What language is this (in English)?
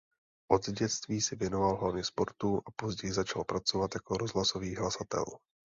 Czech